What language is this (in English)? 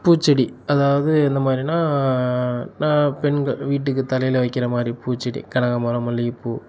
Tamil